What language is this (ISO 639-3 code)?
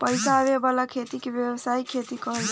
bho